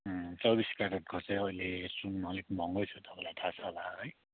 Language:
Nepali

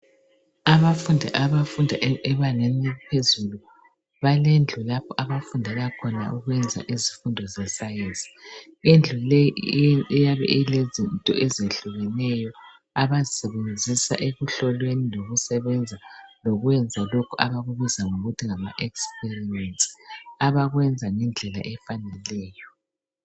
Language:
North Ndebele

